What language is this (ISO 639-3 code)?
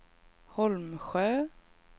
swe